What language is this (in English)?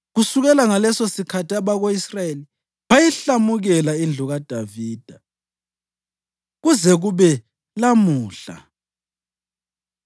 North Ndebele